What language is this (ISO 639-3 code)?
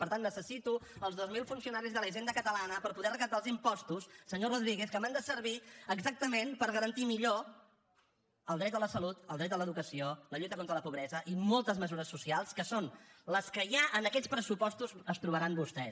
cat